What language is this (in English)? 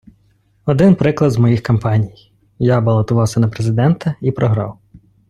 Ukrainian